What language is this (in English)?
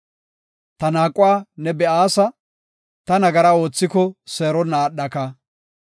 Gofa